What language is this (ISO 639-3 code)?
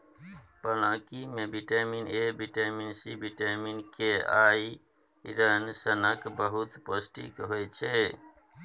mai